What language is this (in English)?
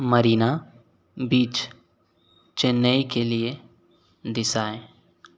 Hindi